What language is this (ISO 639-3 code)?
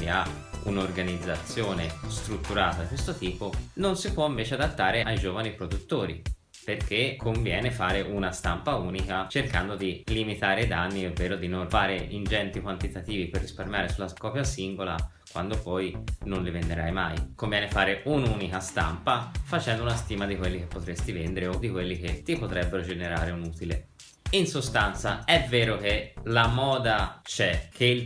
ita